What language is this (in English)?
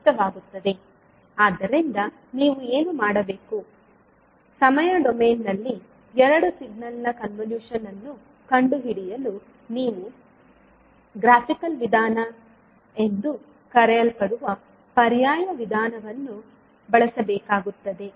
Kannada